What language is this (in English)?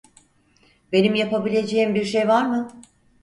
Turkish